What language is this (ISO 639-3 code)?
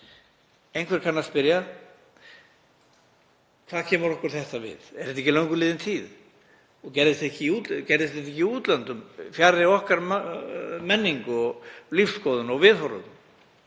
isl